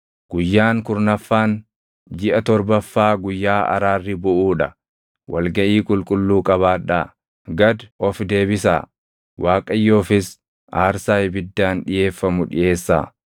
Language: Oromo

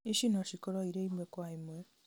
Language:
Kikuyu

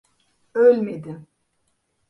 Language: Turkish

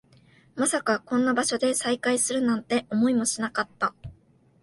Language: Japanese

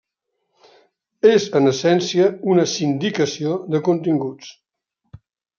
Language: Catalan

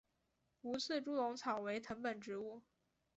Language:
Chinese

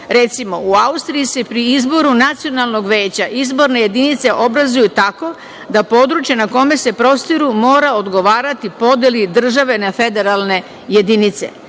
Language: Serbian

